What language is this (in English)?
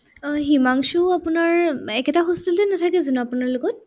Assamese